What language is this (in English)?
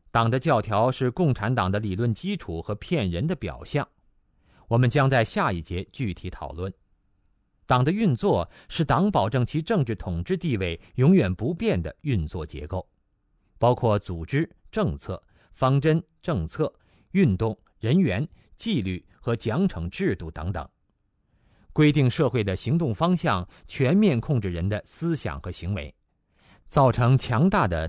Chinese